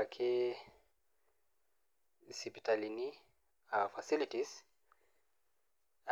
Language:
Masai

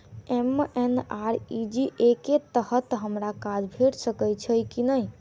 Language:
Maithili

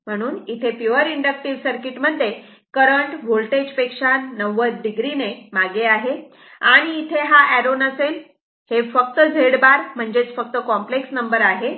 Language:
Marathi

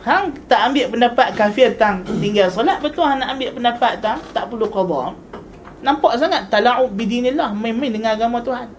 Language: Malay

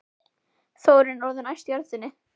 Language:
Icelandic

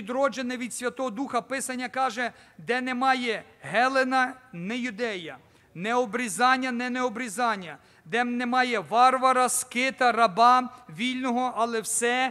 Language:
Ukrainian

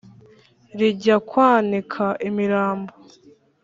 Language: Kinyarwanda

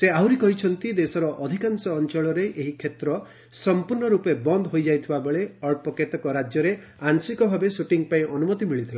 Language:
Odia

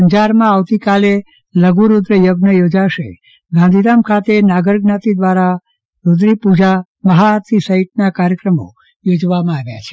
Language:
Gujarati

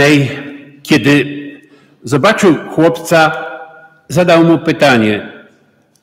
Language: Polish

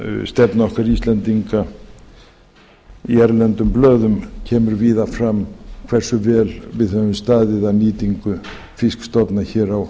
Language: Icelandic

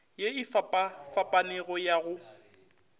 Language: Northern Sotho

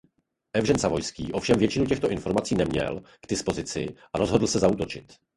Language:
Czech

